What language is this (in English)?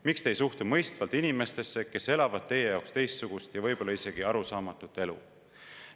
Estonian